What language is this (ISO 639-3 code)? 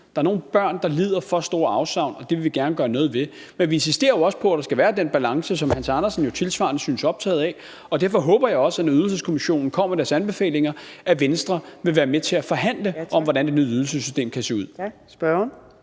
dan